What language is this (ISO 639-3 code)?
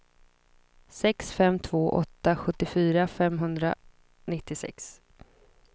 swe